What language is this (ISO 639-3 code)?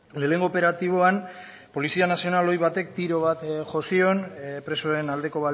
eus